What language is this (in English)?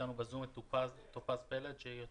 Hebrew